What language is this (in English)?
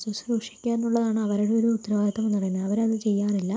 Malayalam